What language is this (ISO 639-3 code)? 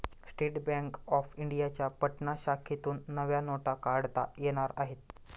mar